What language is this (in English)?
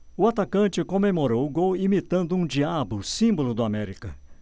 Portuguese